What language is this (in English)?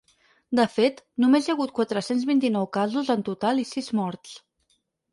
Catalan